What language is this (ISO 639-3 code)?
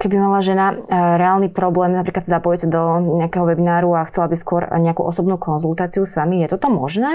slk